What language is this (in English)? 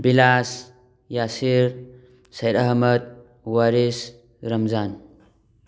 Manipuri